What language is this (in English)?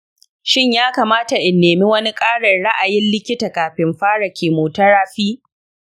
Hausa